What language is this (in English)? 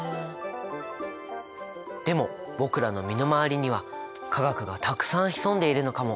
Japanese